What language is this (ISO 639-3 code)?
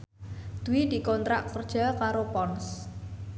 jav